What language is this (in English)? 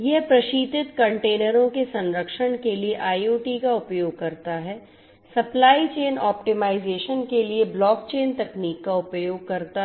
Hindi